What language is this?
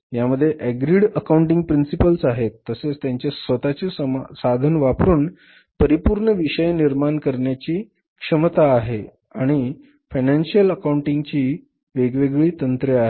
Marathi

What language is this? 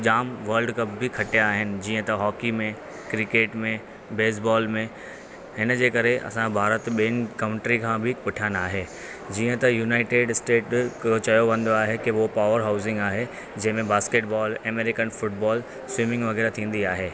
Sindhi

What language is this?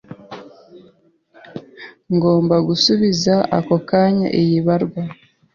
Kinyarwanda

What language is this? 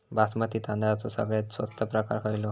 Marathi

